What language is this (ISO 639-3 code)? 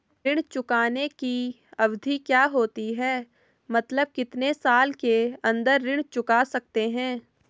hin